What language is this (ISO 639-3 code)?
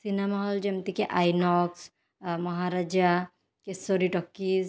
ori